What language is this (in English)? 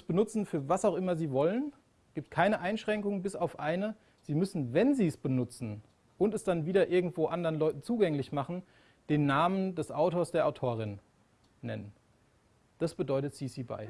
German